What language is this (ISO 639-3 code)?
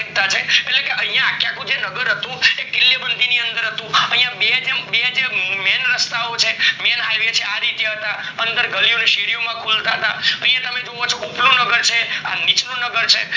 guj